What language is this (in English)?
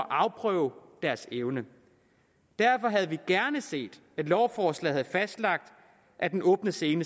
Danish